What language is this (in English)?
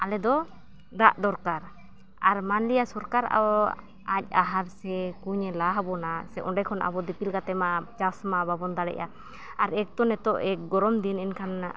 Santali